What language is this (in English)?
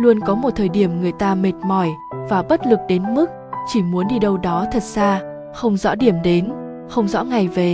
Vietnamese